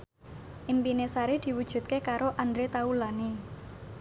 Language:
Javanese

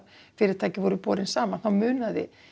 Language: Icelandic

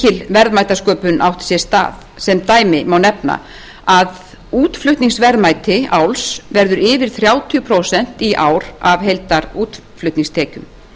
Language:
Icelandic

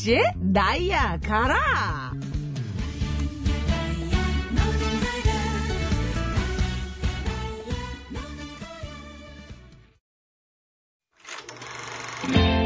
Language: Korean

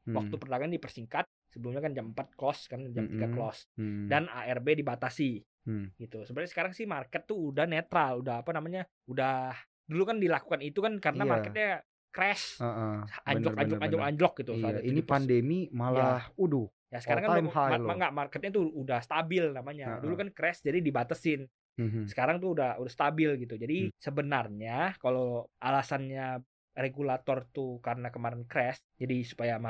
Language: Indonesian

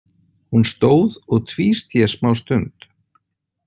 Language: Icelandic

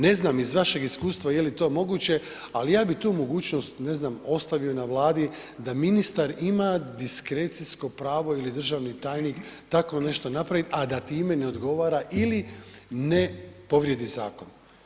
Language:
Croatian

